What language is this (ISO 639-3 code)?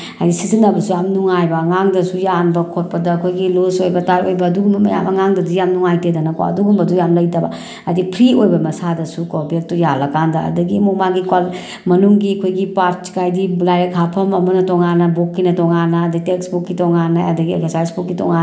mni